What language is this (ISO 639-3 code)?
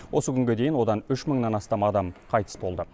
kaz